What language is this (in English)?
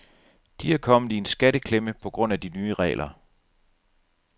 Danish